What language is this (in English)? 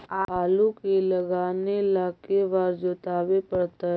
Magahi